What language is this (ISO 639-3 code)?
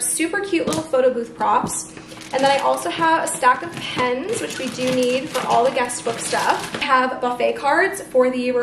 eng